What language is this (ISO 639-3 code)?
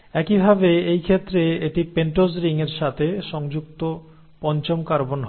ben